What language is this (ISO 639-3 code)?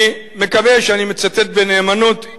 heb